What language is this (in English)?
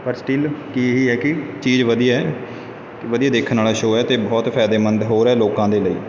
Punjabi